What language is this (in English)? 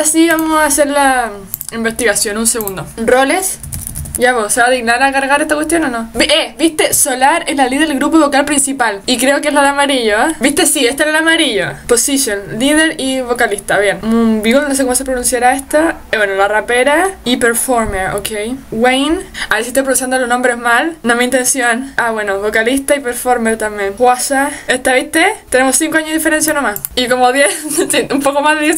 Spanish